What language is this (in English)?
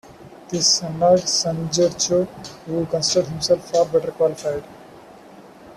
English